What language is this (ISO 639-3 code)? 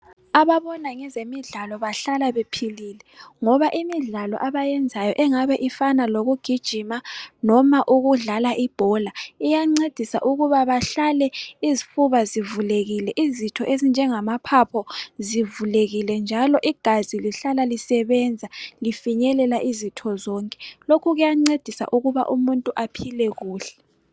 nde